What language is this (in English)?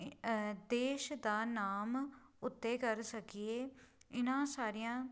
Punjabi